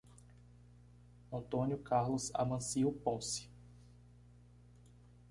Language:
Portuguese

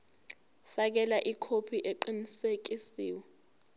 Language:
Zulu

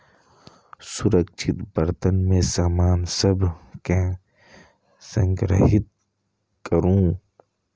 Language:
Maithili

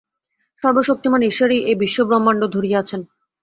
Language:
Bangla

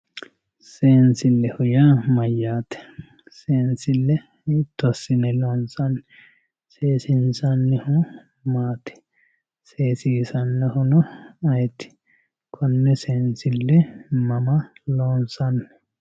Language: Sidamo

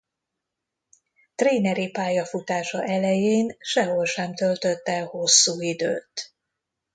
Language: Hungarian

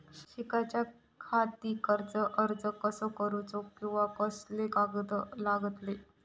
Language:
Marathi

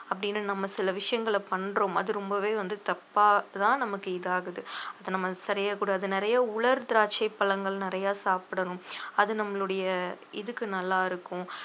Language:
Tamil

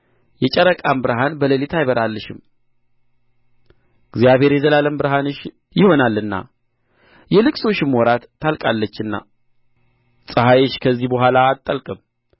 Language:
Amharic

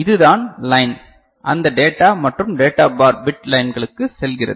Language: Tamil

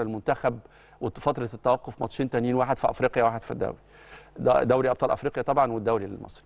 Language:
Arabic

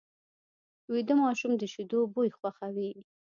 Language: Pashto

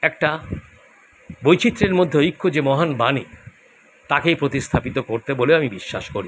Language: Bangla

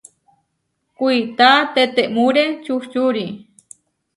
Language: Huarijio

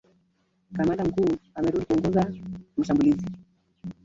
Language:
Swahili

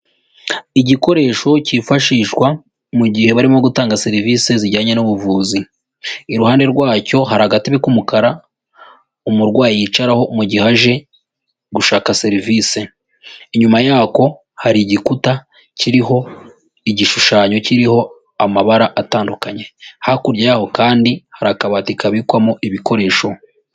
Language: Kinyarwanda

